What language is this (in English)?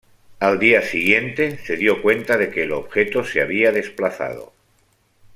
Spanish